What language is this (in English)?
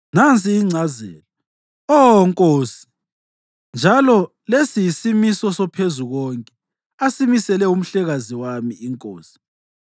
North Ndebele